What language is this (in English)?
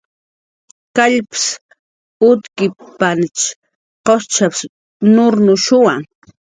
Jaqaru